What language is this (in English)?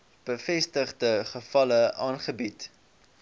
Afrikaans